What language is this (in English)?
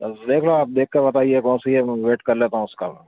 Urdu